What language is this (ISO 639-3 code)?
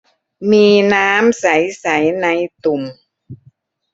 tha